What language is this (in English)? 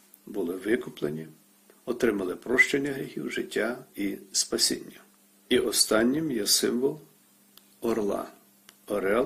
Ukrainian